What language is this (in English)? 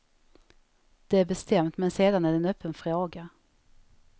Swedish